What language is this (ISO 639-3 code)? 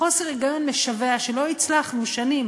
heb